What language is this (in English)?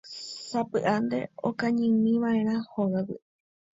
Guarani